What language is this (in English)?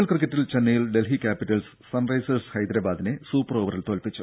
Malayalam